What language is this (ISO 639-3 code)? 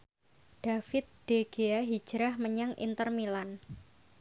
jav